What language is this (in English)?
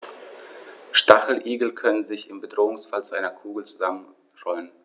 German